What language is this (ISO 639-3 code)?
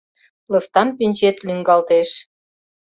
chm